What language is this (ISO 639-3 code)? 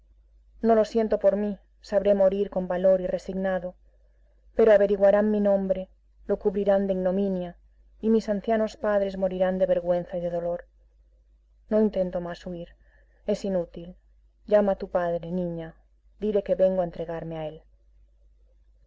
spa